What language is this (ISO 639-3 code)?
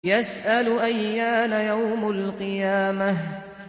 ara